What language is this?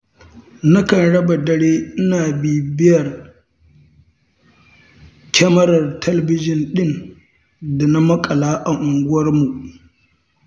Hausa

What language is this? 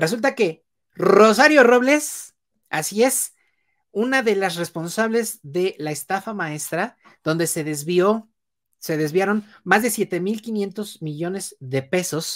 Spanish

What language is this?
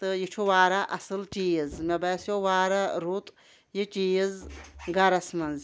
Kashmiri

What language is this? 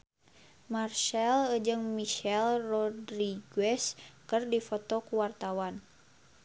Sundanese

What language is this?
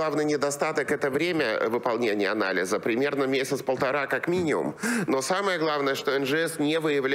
Russian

